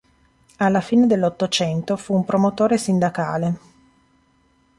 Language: Italian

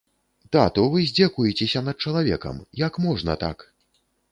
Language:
Belarusian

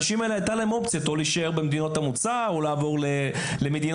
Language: Hebrew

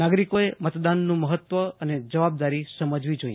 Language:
Gujarati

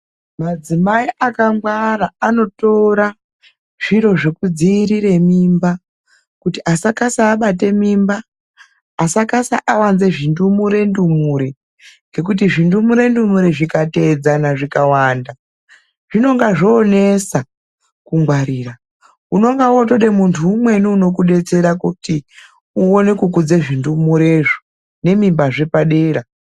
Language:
Ndau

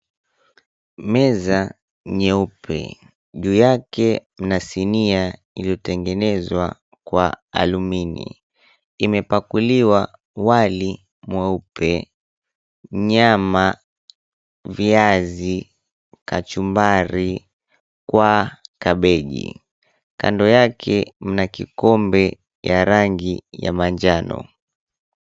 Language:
Swahili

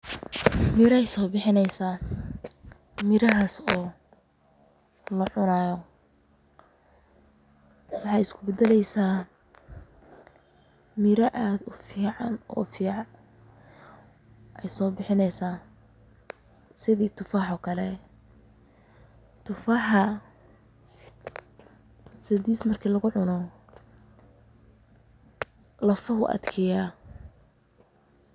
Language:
Somali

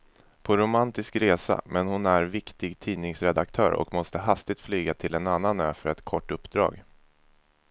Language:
Swedish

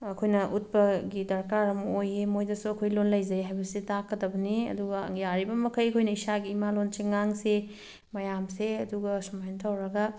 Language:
Manipuri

